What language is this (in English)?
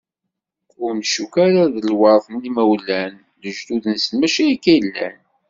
Kabyle